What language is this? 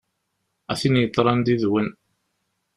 Kabyle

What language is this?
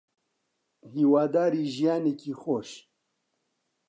Central Kurdish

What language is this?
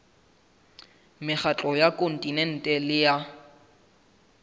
Southern Sotho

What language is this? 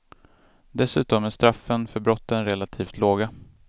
Swedish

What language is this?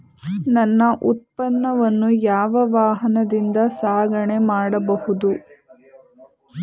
Kannada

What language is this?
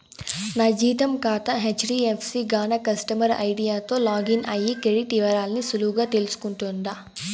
Telugu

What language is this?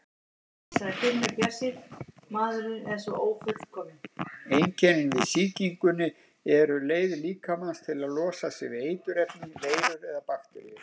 Icelandic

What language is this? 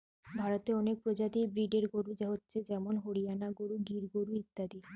Bangla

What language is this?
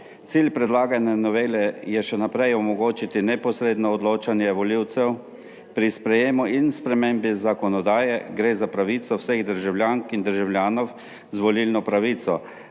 Slovenian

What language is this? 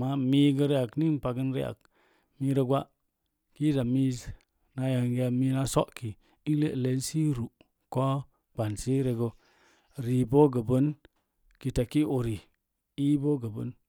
Mom Jango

